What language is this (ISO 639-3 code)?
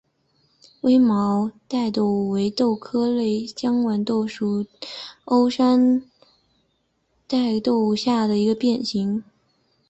zho